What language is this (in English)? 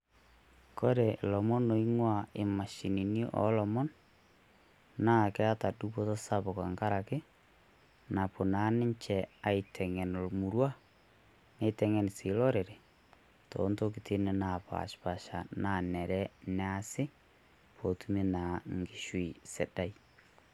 Masai